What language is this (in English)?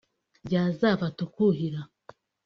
Kinyarwanda